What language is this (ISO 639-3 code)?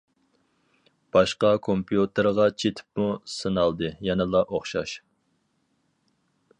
uig